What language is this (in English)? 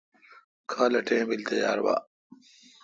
Kalkoti